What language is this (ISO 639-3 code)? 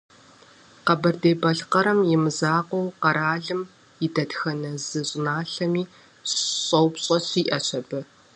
kbd